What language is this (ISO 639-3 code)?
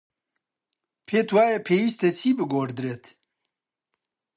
ckb